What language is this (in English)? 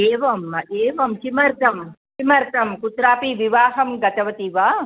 Sanskrit